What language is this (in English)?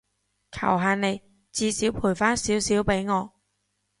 Cantonese